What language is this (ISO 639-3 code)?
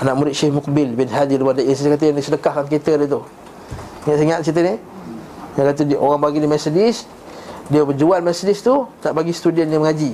msa